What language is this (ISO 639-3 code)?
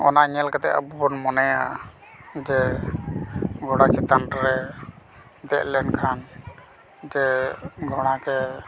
sat